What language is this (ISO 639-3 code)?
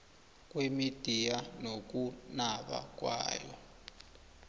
nbl